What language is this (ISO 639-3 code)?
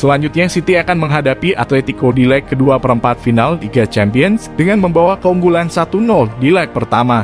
ind